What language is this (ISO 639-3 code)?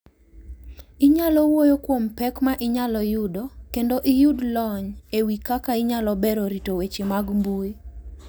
luo